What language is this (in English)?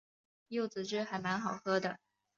Chinese